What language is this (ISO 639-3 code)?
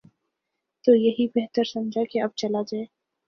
urd